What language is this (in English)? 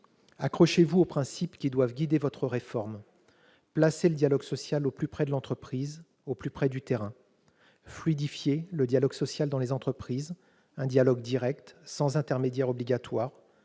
French